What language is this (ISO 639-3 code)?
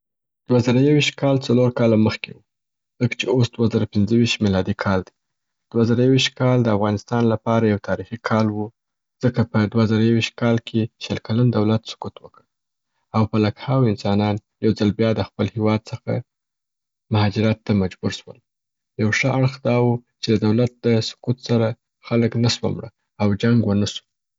pbt